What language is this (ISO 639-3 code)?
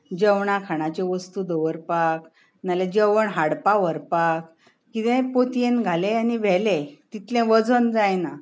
kok